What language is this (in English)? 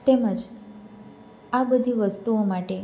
Gujarati